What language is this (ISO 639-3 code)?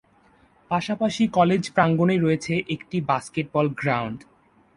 ben